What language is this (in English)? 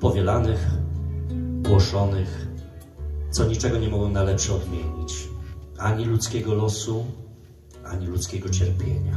Polish